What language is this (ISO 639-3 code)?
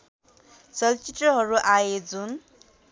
nep